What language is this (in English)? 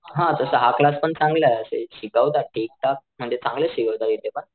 Marathi